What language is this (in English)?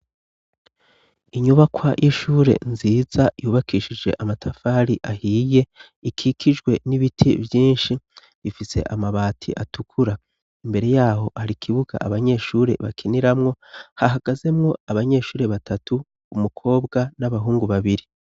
Rundi